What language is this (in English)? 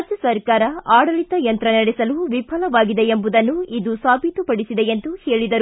Kannada